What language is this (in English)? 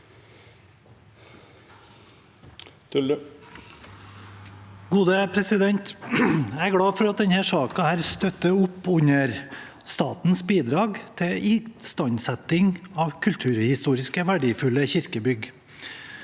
Norwegian